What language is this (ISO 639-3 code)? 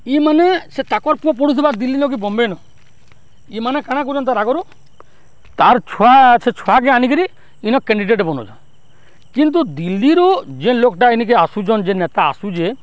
ori